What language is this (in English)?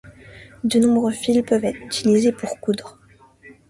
French